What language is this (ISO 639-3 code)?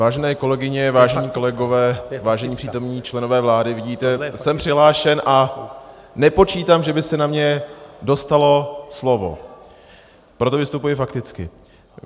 ces